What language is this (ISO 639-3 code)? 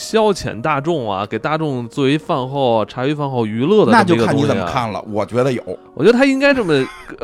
zho